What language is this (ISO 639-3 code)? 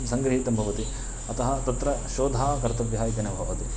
san